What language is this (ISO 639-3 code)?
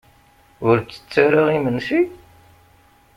kab